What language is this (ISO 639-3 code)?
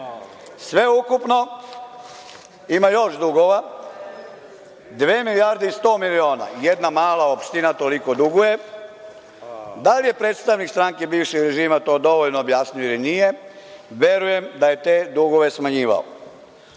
srp